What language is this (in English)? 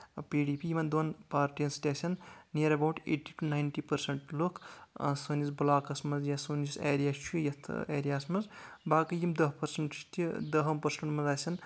Kashmiri